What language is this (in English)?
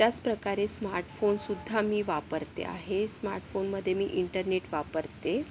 Marathi